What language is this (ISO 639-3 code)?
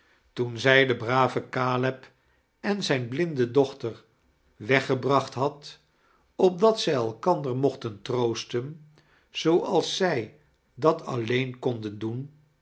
nld